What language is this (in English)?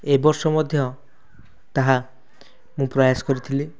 Odia